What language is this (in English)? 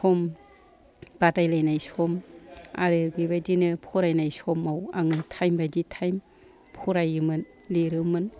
Bodo